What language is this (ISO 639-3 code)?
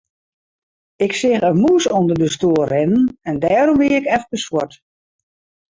fry